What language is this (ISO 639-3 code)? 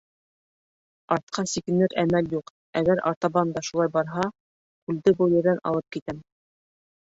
bak